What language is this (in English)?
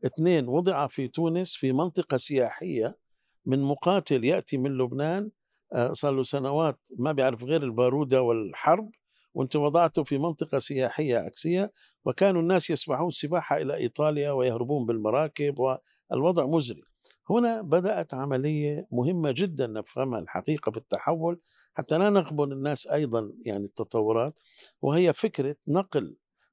Arabic